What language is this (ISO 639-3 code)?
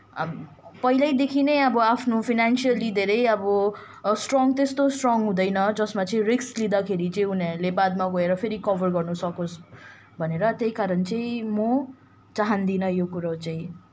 nep